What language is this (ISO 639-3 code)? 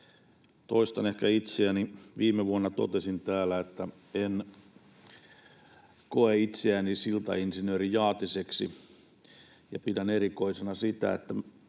fin